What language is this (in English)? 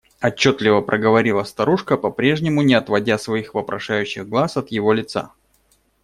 Russian